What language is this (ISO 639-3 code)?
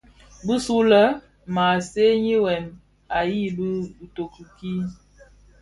ksf